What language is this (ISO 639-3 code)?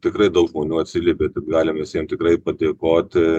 lit